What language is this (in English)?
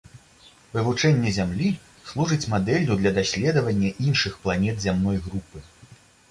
Belarusian